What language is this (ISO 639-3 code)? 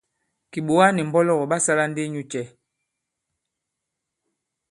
abb